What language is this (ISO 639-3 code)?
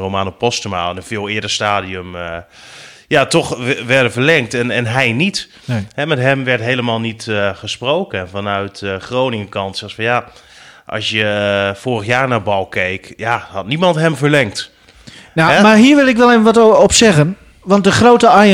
nld